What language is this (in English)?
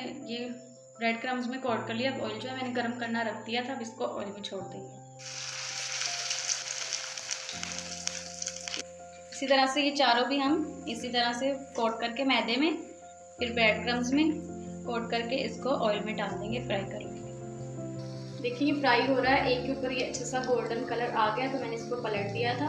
Hindi